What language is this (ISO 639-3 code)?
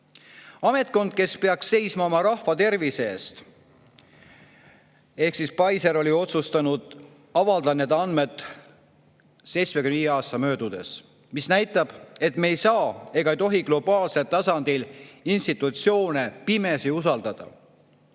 est